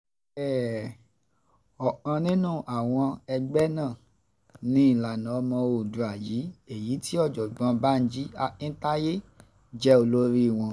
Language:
Yoruba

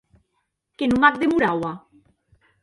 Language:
Occitan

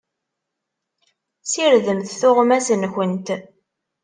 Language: Kabyle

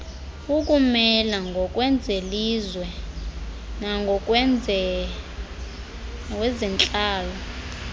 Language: Xhosa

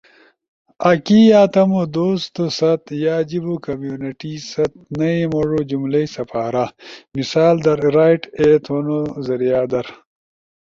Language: Ushojo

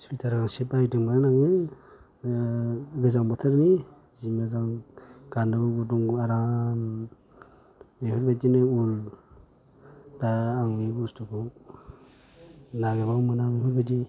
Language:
Bodo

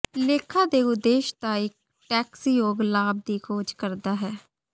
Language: Punjabi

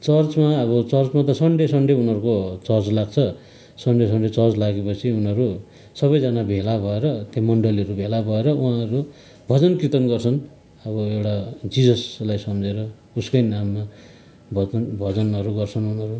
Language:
Nepali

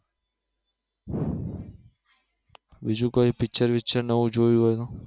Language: Gujarati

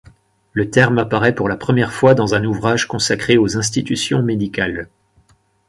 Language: French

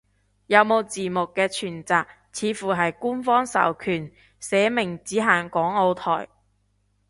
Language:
Cantonese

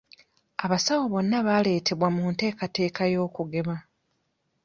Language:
Ganda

